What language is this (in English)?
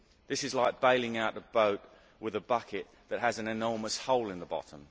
English